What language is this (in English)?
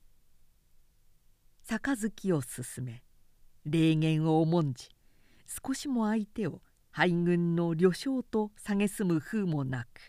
Japanese